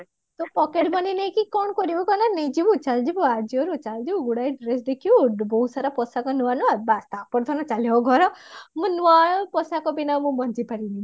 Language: Odia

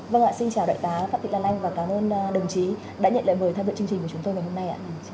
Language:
Vietnamese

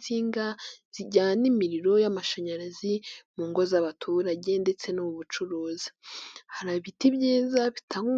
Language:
Kinyarwanda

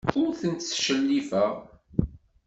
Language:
Kabyle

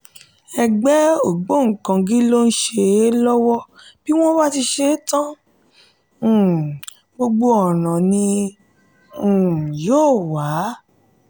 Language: Yoruba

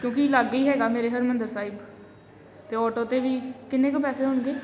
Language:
Punjabi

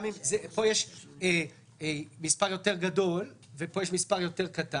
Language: Hebrew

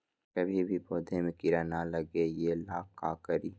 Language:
Magahi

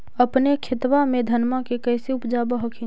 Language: Magahi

